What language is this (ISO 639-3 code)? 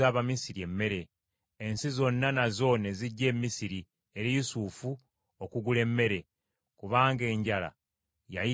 lug